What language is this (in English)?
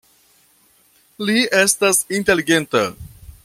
Esperanto